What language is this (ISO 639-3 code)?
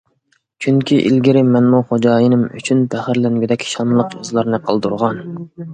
uig